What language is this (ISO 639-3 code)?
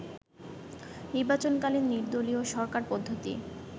ben